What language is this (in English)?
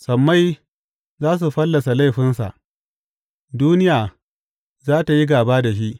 Hausa